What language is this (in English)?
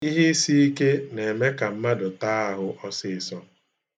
Igbo